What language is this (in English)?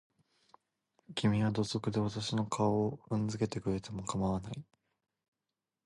Japanese